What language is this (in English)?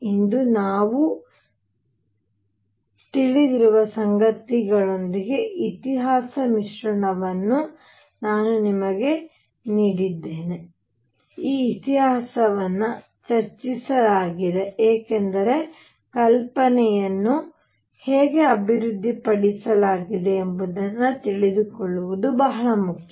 Kannada